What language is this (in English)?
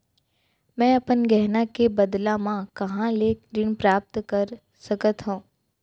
Chhattisgarhi